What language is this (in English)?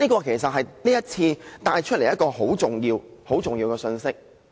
Cantonese